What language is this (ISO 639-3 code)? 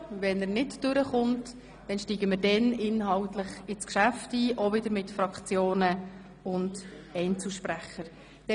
gsw